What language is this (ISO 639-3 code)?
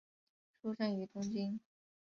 zho